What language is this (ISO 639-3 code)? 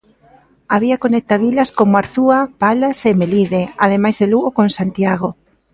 glg